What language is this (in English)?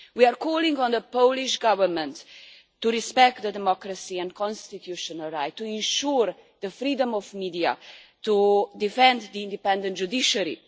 English